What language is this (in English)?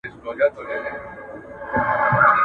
Pashto